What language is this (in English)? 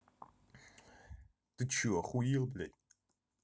Russian